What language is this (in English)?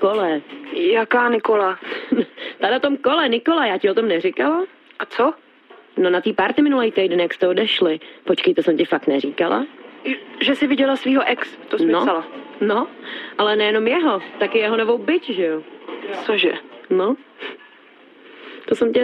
Czech